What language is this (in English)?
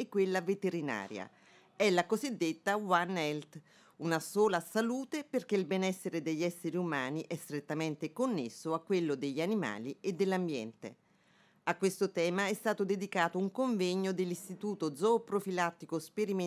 Italian